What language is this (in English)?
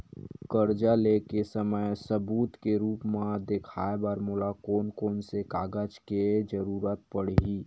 Chhattisgarhi